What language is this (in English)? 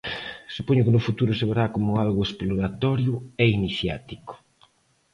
Galician